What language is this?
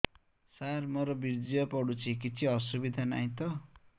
Odia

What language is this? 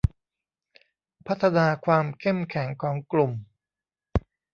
Thai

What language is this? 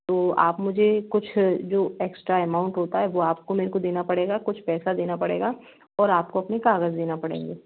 Hindi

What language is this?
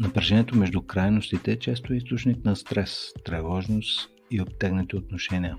Bulgarian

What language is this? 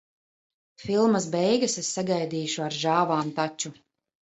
Latvian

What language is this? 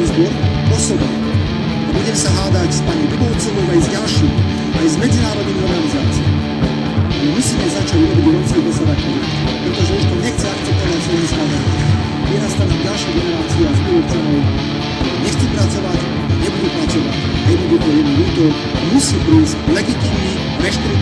Slovak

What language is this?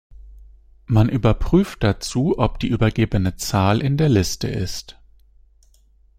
German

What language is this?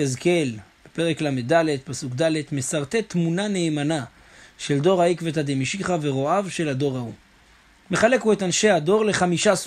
Hebrew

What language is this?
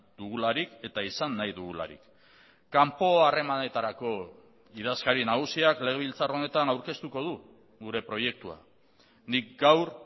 Basque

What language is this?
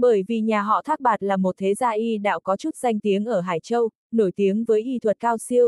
Vietnamese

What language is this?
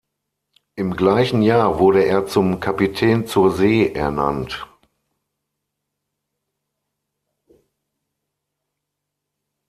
German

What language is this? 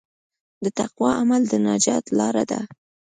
Pashto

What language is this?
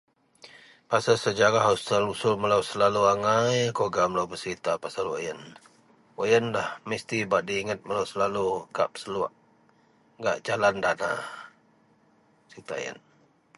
Central Melanau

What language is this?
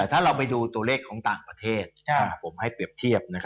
Thai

